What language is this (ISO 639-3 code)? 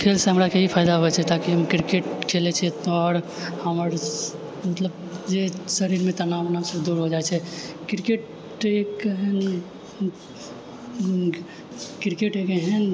mai